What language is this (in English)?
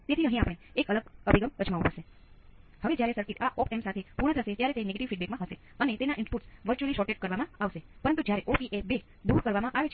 Gujarati